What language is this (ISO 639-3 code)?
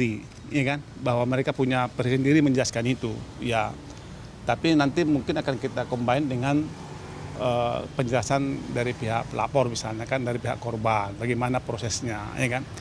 ind